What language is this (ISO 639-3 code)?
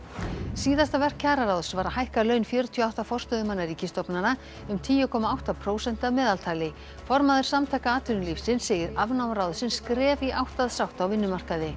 isl